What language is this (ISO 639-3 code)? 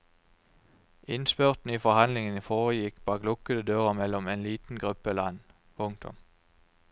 nor